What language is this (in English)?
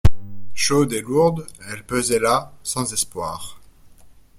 French